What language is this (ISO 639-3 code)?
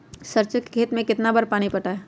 mag